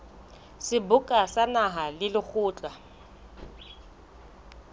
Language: Southern Sotho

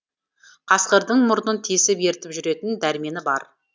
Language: Kazakh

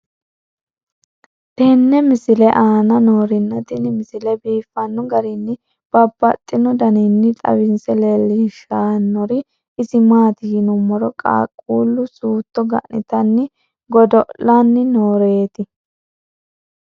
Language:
Sidamo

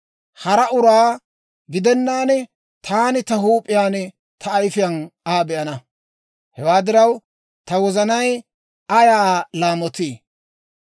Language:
Dawro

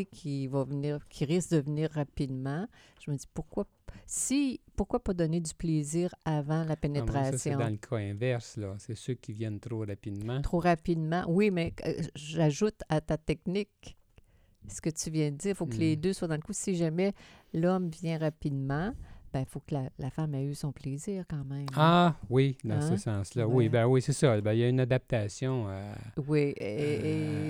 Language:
French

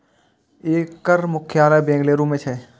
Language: Maithili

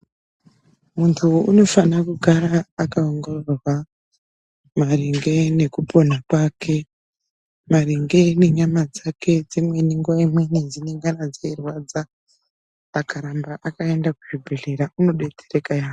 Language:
Ndau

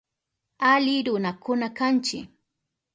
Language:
Southern Pastaza Quechua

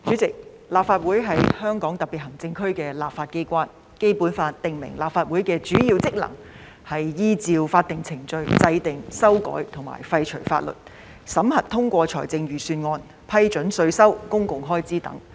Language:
Cantonese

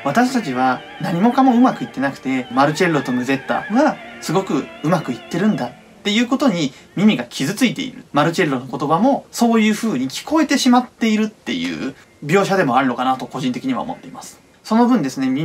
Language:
Japanese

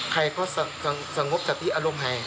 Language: Thai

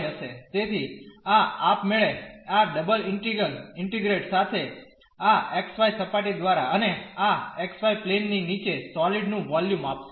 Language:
Gujarati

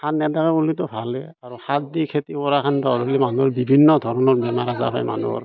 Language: Assamese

